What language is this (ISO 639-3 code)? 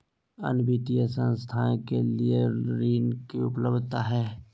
mag